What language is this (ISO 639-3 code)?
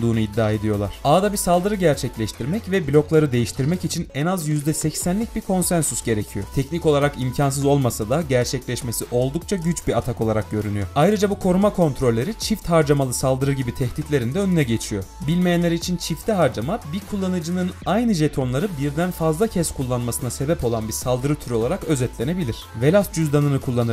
tur